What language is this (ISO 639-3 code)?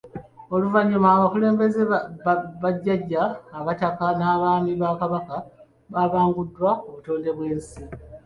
lug